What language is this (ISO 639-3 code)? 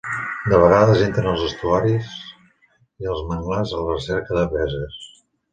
cat